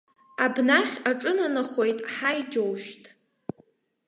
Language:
Abkhazian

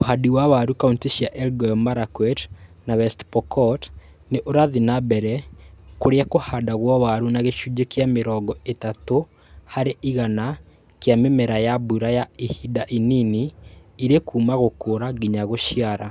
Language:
Kikuyu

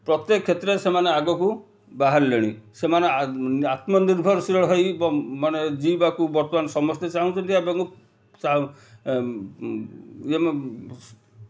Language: Odia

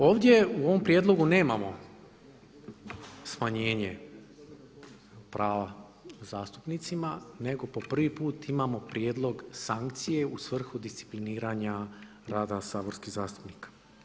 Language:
Croatian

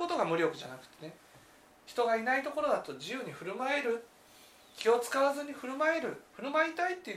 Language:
Japanese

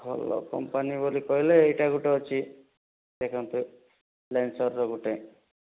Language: Odia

